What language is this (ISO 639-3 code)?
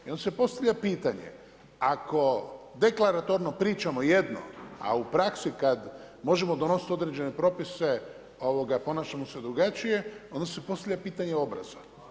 hrv